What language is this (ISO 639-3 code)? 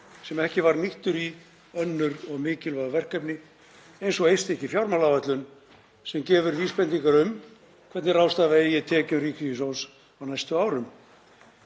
isl